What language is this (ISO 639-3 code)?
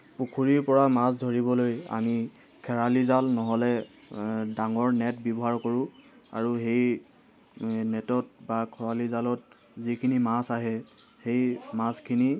asm